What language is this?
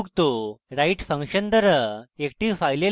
Bangla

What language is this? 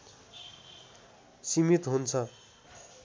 Nepali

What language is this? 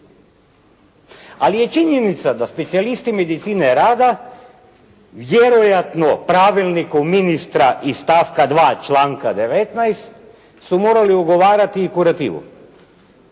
Croatian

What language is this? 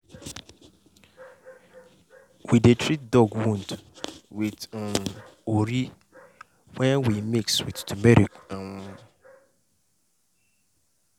Nigerian Pidgin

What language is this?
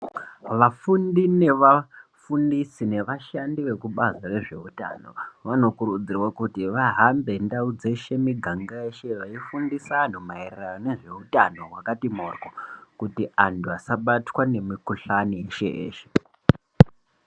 Ndau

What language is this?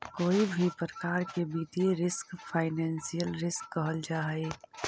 Magahi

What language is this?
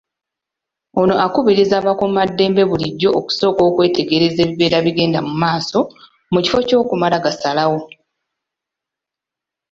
Ganda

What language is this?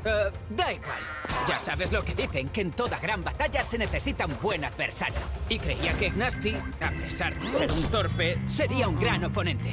Spanish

